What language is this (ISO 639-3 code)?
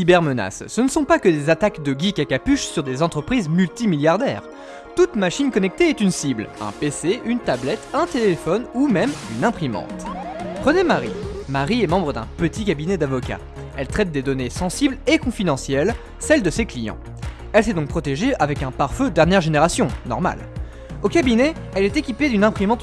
fra